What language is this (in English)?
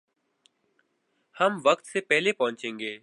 Urdu